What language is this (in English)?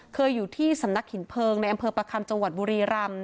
Thai